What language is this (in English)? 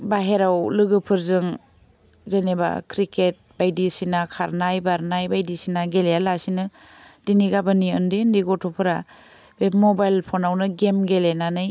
Bodo